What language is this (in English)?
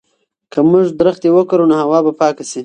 Pashto